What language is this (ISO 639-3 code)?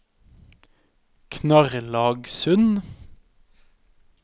nor